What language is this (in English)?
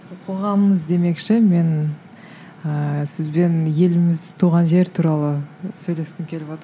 Kazakh